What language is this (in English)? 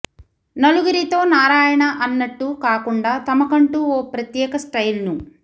Telugu